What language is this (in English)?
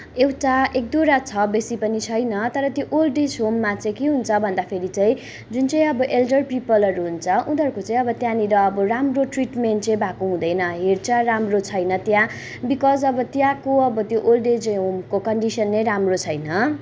Nepali